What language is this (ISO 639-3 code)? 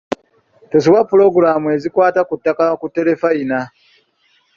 lug